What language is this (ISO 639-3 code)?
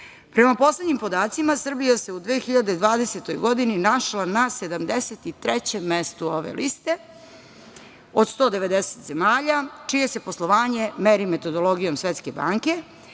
srp